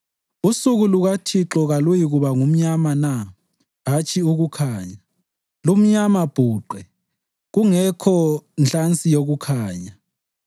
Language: North Ndebele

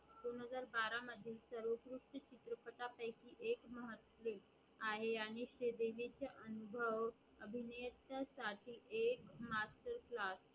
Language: Marathi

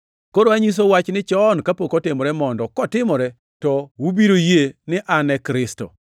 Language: Luo (Kenya and Tanzania)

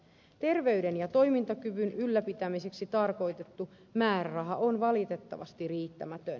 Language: Finnish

